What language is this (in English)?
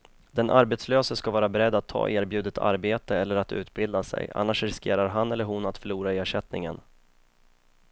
Swedish